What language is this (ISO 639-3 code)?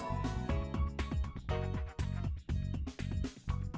vie